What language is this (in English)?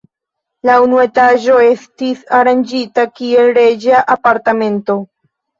Esperanto